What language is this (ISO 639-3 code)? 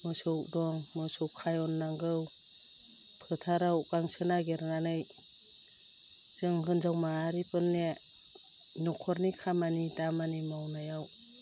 brx